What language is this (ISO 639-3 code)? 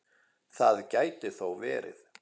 isl